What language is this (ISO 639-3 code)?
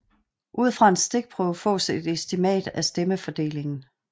dan